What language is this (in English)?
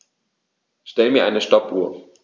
German